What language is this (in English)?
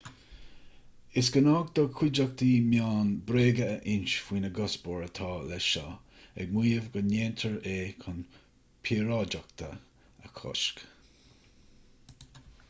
Irish